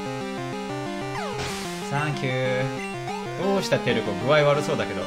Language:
Japanese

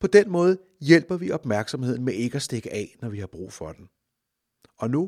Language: Danish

